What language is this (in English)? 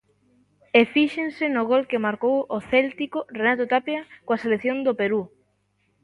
Galician